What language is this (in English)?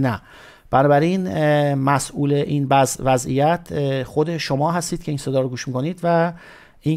Persian